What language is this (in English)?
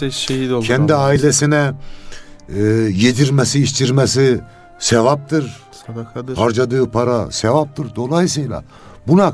Turkish